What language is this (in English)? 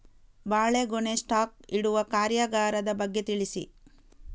Kannada